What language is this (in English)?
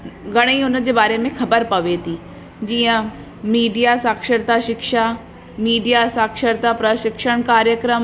Sindhi